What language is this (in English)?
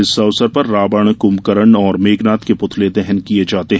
Hindi